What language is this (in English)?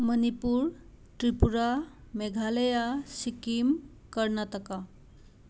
Manipuri